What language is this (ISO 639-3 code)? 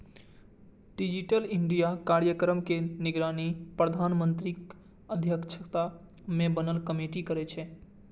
mai